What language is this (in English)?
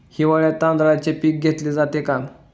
Marathi